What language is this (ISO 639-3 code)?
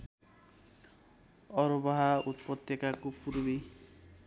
nep